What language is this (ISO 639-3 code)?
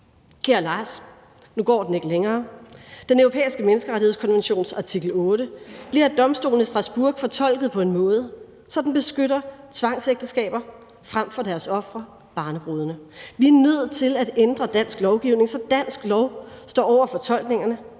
dan